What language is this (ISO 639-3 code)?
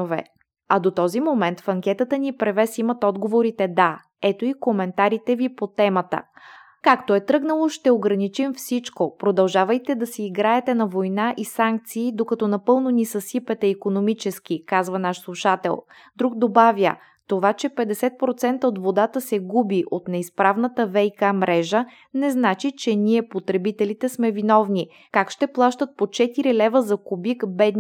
bul